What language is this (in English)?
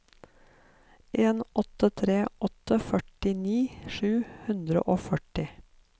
Norwegian